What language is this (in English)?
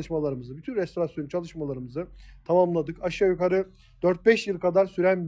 Turkish